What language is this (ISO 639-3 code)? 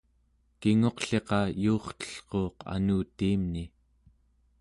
esu